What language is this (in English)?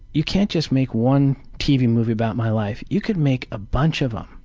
English